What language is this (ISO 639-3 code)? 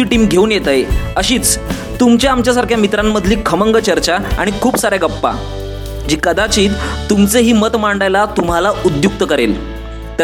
mar